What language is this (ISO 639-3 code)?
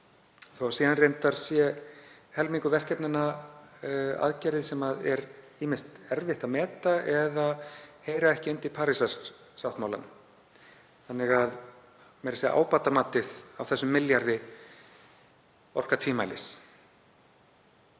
isl